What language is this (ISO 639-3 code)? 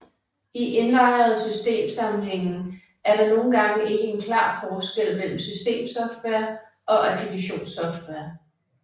dan